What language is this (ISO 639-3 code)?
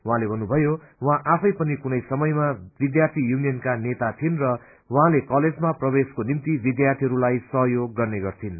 nep